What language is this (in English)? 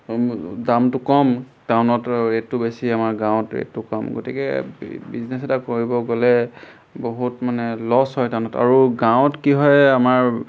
Assamese